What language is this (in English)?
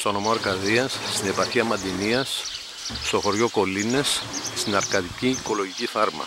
Greek